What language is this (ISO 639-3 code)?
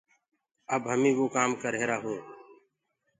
ggg